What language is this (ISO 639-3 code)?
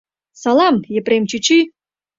chm